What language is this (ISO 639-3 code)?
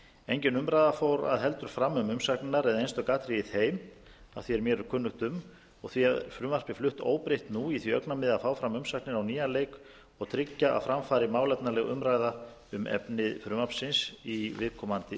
isl